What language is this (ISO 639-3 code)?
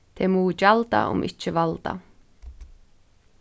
fao